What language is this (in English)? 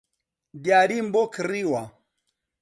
Central Kurdish